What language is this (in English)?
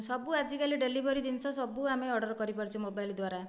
Odia